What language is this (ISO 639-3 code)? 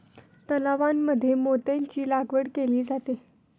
mar